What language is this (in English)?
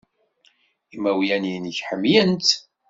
Kabyle